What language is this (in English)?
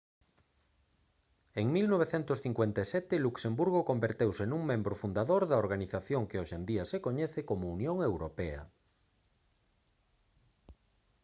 Galician